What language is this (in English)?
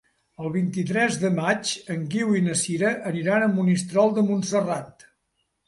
Catalan